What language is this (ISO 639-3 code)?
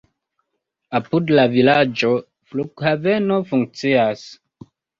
epo